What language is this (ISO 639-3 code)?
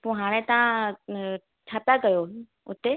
snd